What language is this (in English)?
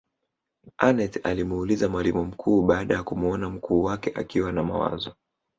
Swahili